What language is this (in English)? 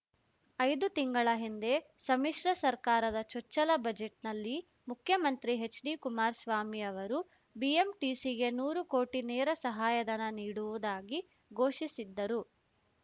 Kannada